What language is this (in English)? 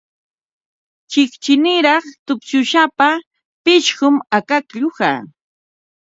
Ambo-Pasco Quechua